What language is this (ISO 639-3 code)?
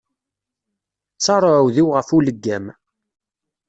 kab